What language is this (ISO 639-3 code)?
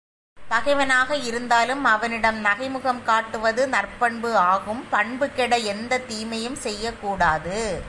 tam